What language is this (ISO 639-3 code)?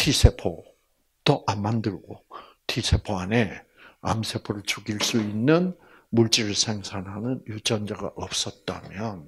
kor